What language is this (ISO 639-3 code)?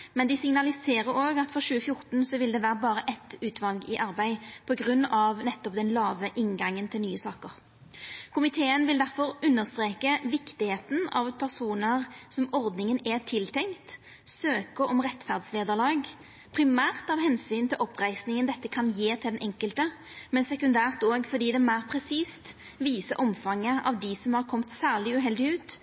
nno